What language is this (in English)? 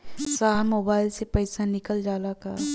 Bhojpuri